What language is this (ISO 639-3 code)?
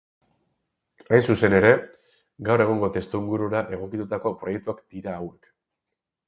eus